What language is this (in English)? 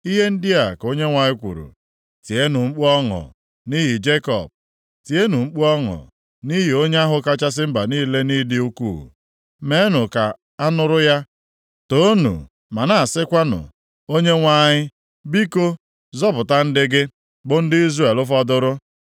Igbo